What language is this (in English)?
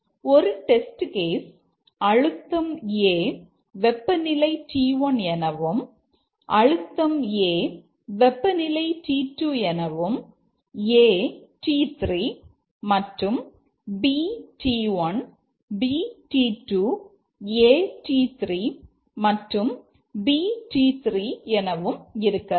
Tamil